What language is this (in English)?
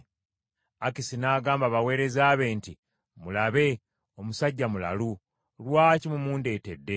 Ganda